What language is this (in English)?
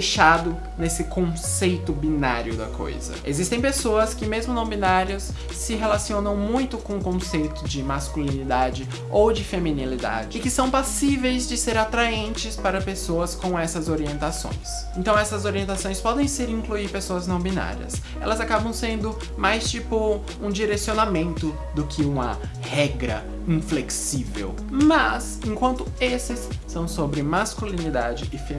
Portuguese